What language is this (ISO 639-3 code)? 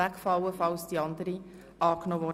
gsw